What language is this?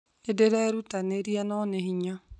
Kikuyu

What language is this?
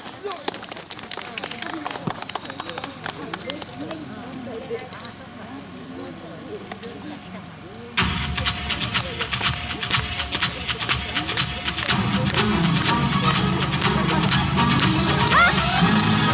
Japanese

